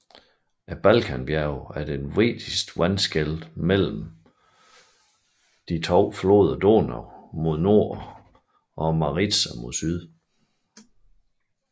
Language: Danish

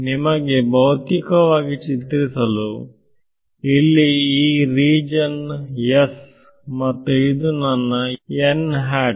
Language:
Kannada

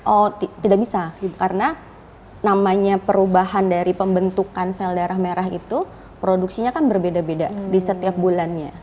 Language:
Indonesian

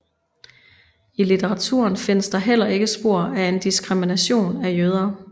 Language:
Danish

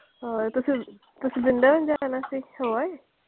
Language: Punjabi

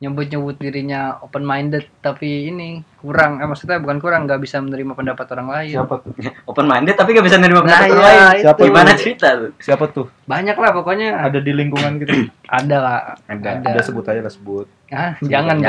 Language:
Indonesian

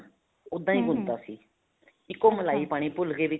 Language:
Punjabi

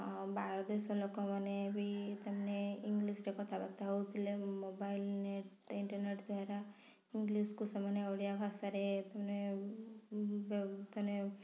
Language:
Odia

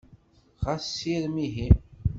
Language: Kabyle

